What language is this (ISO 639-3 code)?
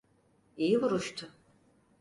tur